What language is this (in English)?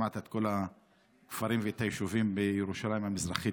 Hebrew